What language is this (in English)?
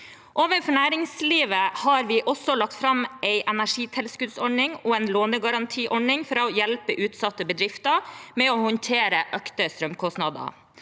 Norwegian